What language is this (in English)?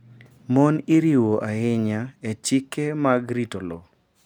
Luo (Kenya and Tanzania)